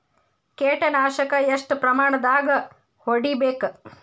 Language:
Kannada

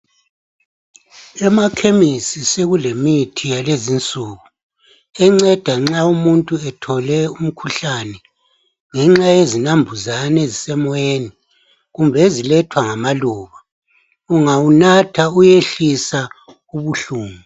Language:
North Ndebele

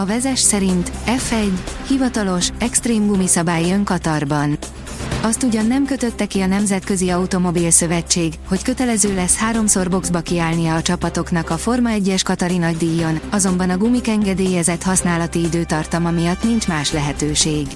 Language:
Hungarian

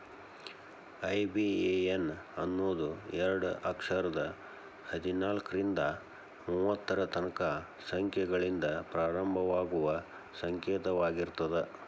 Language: Kannada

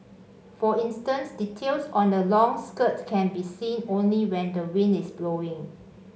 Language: English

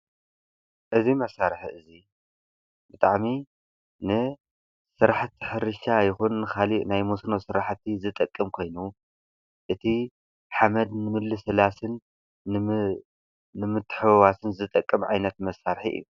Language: Tigrinya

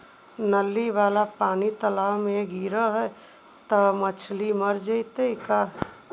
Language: Magahi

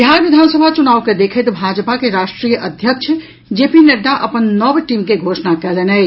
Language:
Maithili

